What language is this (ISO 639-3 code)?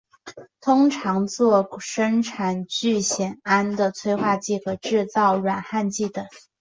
zho